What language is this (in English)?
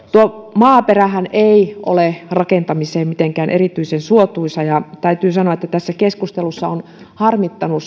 Finnish